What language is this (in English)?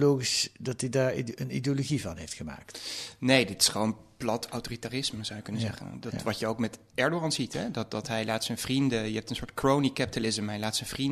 Dutch